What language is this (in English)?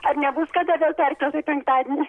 Lithuanian